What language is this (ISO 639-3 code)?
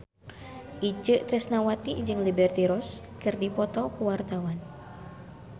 sun